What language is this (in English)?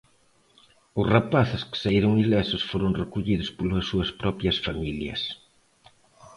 Galician